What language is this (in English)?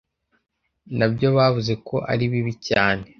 Kinyarwanda